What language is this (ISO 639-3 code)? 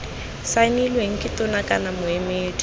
tsn